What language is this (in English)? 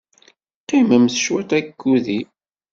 Kabyle